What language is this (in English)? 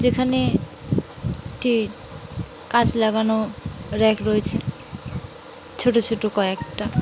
Bangla